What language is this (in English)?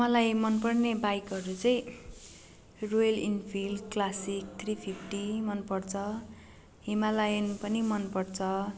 Nepali